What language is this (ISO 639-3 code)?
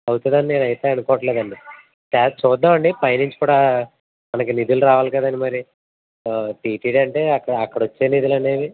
tel